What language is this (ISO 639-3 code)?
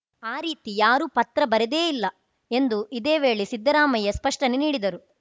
kan